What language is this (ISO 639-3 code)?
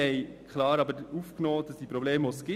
gsw